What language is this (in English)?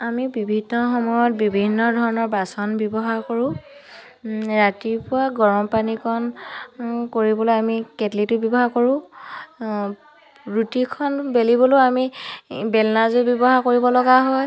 Assamese